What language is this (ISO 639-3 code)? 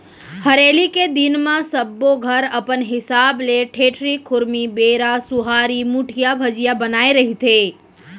hne